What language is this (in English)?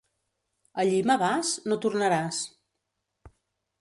Catalan